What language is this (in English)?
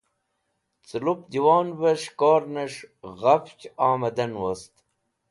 Wakhi